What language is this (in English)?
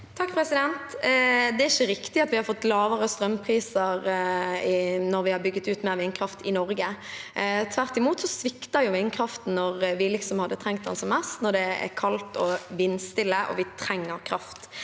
Norwegian